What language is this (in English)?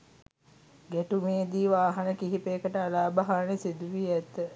Sinhala